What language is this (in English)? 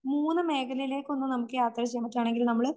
Malayalam